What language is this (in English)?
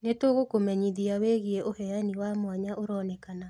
Kikuyu